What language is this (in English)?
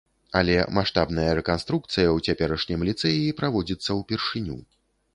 Belarusian